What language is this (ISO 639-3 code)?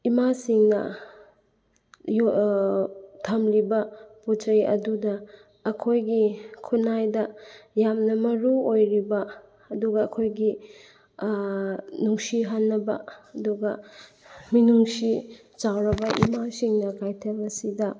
mni